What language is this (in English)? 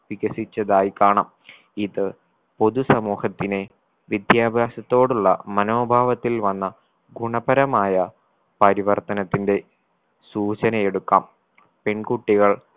Malayalam